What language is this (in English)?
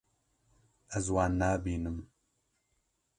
Kurdish